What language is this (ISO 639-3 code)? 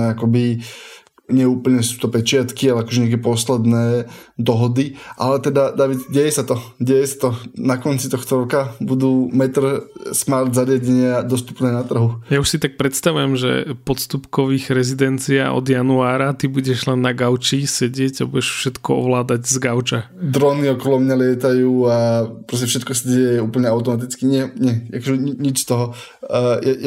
slk